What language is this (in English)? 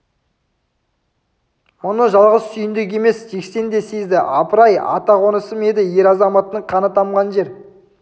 Kazakh